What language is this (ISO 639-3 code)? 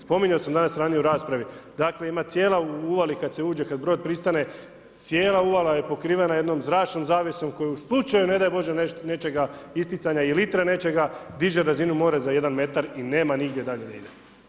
hrv